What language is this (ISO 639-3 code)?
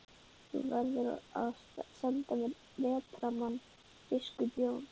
isl